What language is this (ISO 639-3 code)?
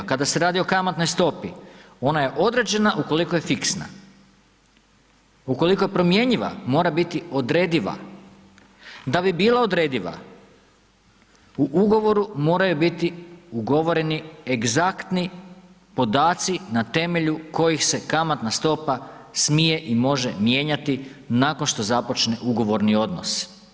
hrv